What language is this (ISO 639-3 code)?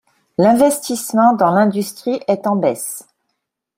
fra